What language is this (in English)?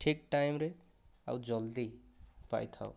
Odia